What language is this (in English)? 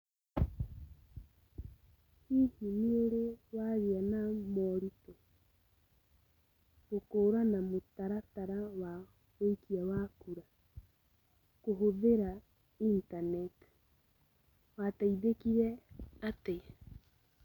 Kikuyu